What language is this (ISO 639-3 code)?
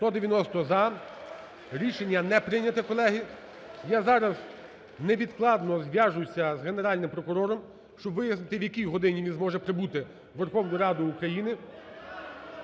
ukr